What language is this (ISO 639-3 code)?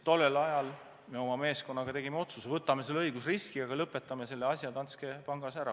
est